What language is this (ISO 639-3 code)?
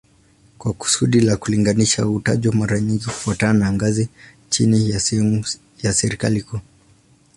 swa